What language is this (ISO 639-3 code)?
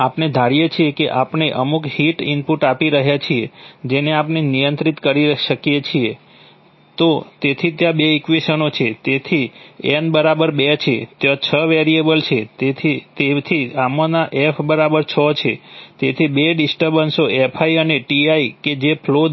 guj